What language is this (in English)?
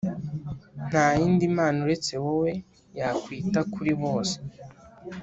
Kinyarwanda